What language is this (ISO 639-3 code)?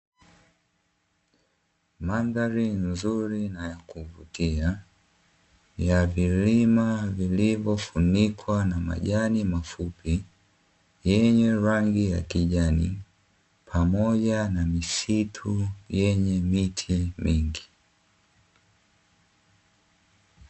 swa